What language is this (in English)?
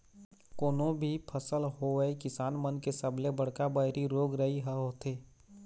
Chhattisgarhi